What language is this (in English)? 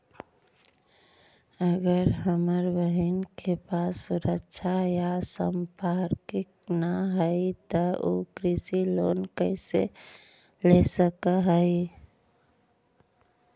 Magahi